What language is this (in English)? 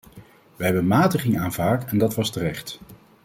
Dutch